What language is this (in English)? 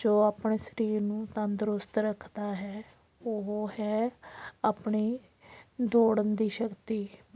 Punjabi